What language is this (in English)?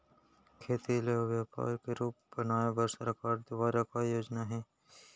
Chhattisgarhi